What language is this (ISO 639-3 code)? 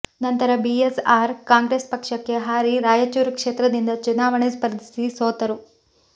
kan